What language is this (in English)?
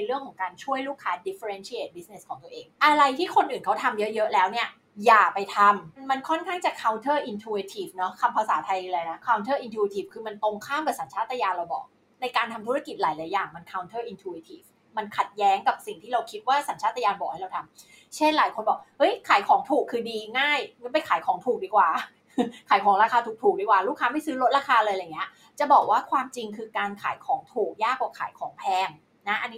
Thai